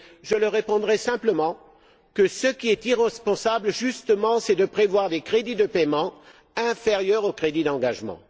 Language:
French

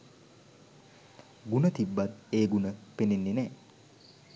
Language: Sinhala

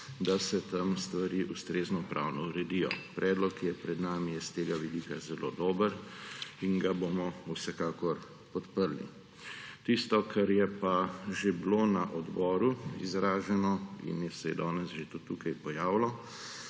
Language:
Slovenian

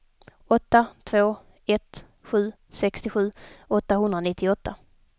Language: Swedish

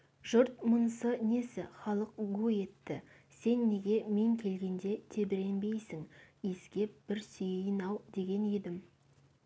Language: Kazakh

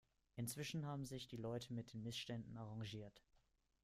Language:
German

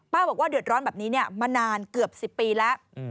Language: Thai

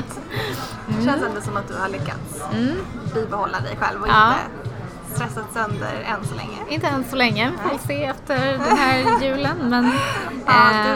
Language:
Swedish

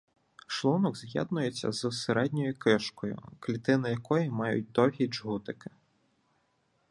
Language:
Ukrainian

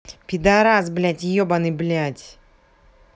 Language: Russian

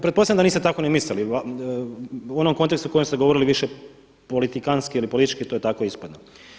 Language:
Croatian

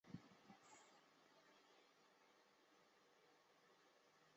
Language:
Chinese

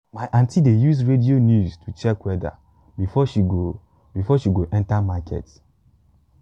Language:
Nigerian Pidgin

